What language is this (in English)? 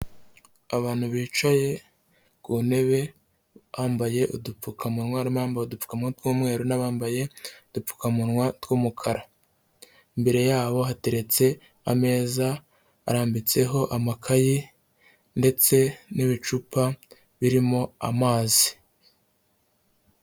Kinyarwanda